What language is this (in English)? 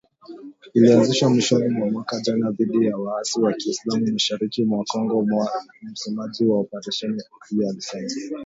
Swahili